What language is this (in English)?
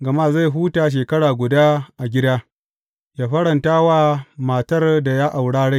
Hausa